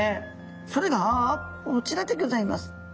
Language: Japanese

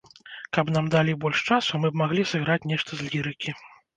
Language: Belarusian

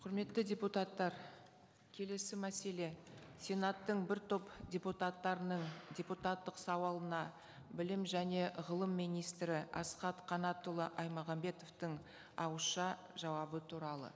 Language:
Kazakh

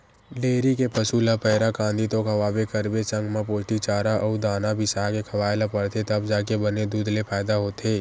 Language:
Chhattisgarhi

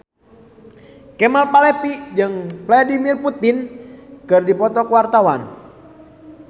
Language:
Sundanese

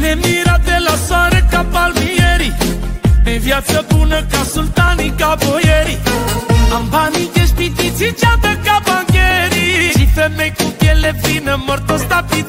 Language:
Romanian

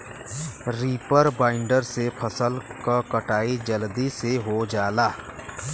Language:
Bhojpuri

